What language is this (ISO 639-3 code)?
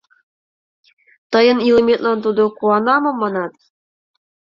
chm